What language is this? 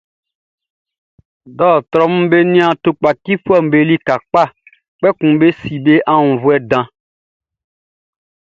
Baoulé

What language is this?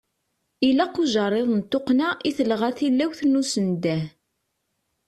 Kabyle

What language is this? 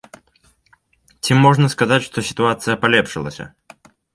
Belarusian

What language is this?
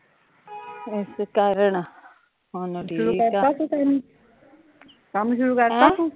Punjabi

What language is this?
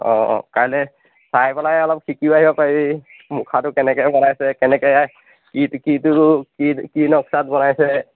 Assamese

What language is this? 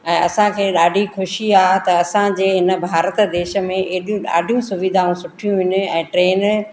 Sindhi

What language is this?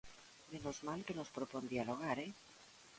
Galician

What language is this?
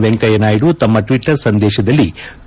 Kannada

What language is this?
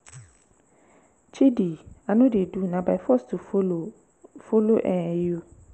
Nigerian Pidgin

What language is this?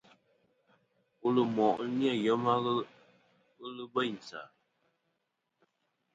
Kom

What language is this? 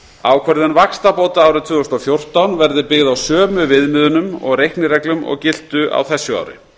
Icelandic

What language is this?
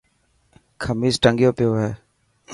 Dhatki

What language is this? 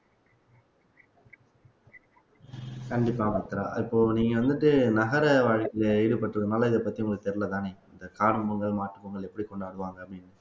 Tamil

